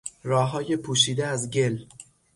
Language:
Persian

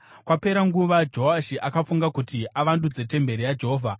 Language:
Shona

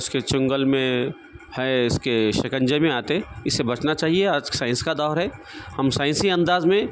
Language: Urdu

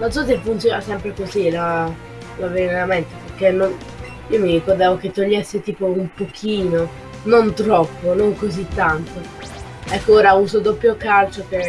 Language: Italian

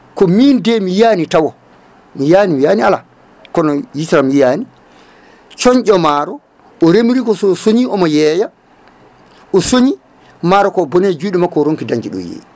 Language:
Fula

